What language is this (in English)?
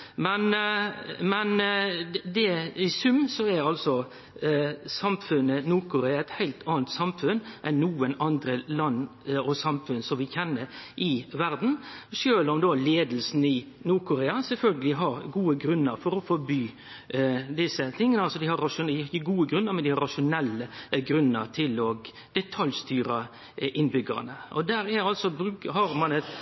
Norwegian Nynorsk